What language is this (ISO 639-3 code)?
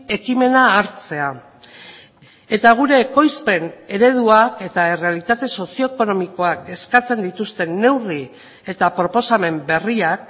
eus